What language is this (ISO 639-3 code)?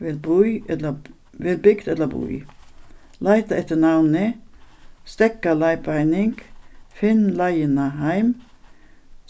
fao